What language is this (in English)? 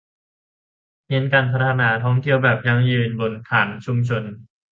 Thai